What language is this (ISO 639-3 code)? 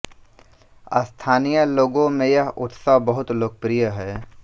hin